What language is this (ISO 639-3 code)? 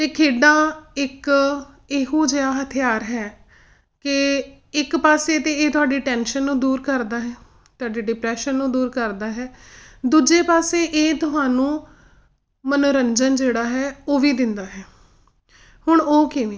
pan